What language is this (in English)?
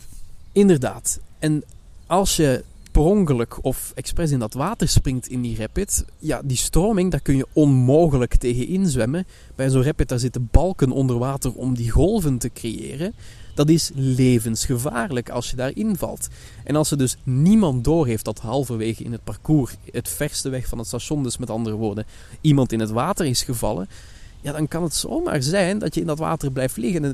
Dutch